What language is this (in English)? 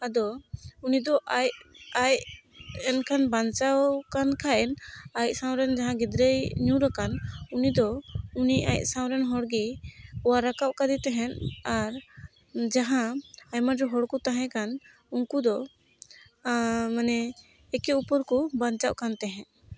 Santali